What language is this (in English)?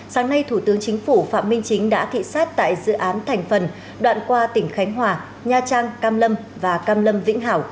Vietnamese